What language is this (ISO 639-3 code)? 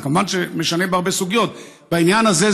heb